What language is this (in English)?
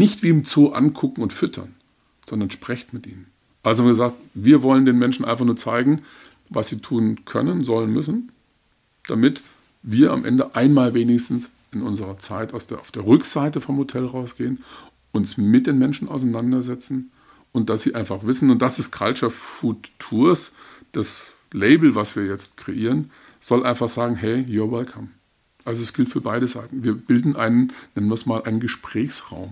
German